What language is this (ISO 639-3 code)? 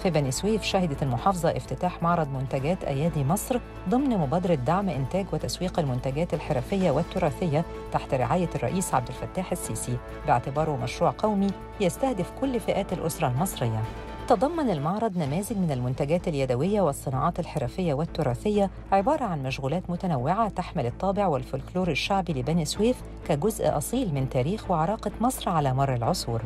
ara